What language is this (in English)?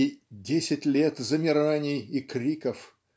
Russian